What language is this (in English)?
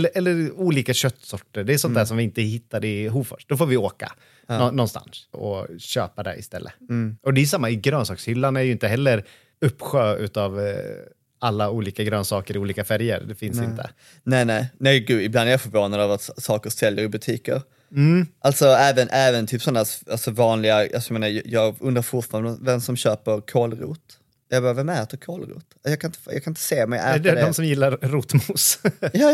Swedish